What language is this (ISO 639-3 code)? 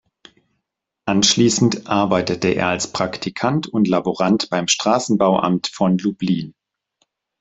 deu